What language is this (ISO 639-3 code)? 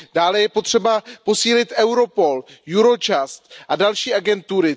ces